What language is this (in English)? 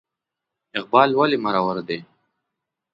Pashto